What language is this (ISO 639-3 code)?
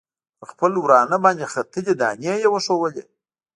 pus